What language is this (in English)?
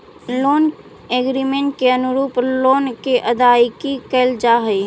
Magahi